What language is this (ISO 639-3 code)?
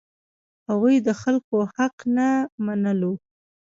pus